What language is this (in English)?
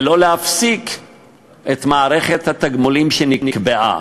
Hebrew